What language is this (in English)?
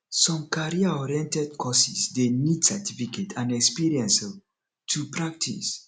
Nigerian Pidgin